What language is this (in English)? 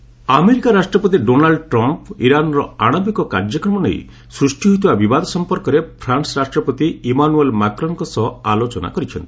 Odia